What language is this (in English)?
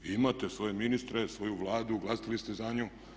Croatian